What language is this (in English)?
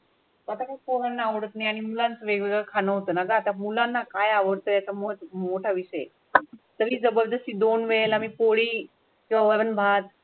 Marathi